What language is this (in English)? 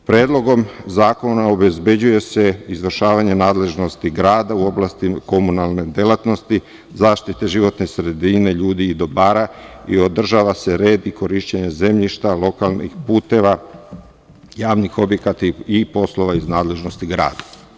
Serbian